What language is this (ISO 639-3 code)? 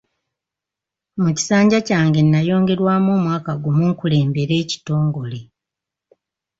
lug